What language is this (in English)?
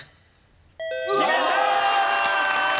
Japanese